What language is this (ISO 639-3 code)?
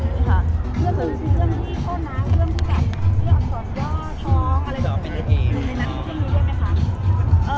tha